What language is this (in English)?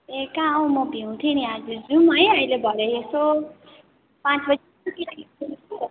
Nepali